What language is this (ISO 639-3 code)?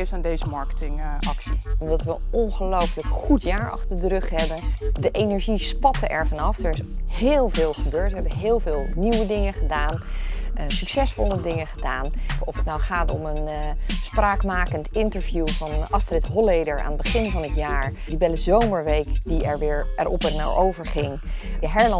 nld